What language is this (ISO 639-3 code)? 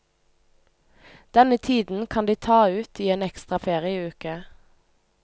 nor